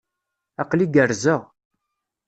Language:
Kabyle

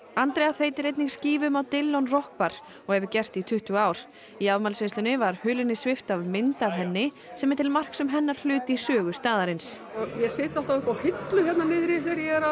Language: Icelandic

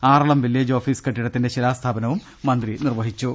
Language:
Malayalam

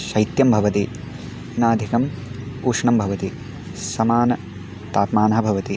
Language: Sanskrit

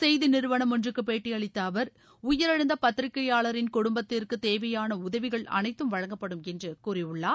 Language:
Tamil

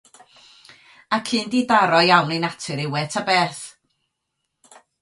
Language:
Welsh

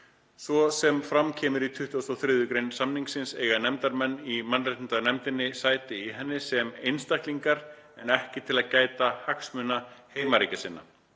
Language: Icelandic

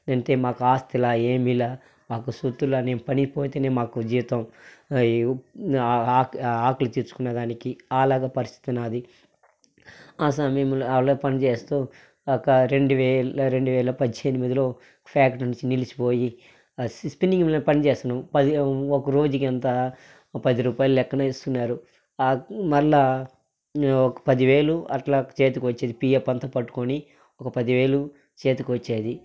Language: Telugu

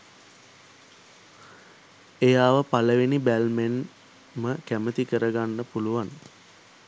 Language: Sinhala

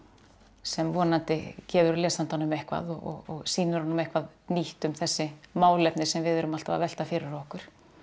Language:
Icelandic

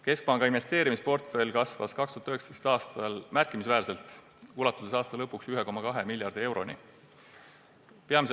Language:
Estonian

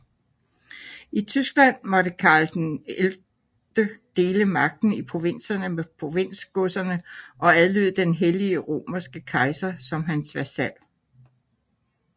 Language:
Danish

